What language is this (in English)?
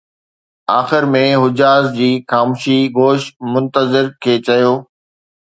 Sindhi